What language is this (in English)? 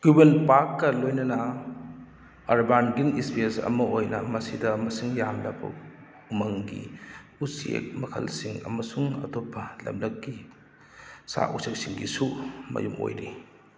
Manipuri